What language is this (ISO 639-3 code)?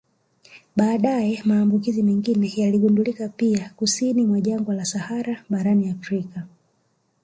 swa